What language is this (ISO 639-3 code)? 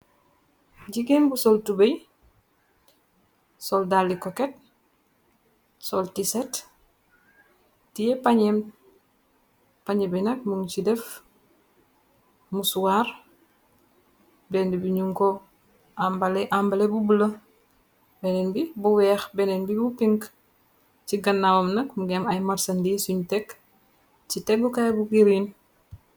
wol